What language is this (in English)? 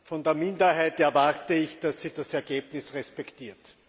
German